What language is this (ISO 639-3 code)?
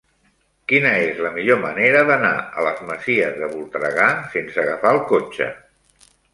cat